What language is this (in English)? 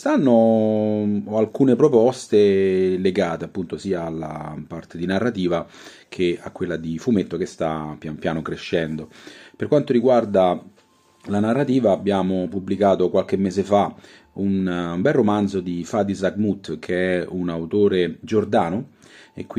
Italian